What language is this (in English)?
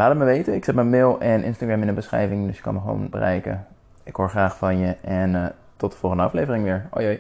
Dutch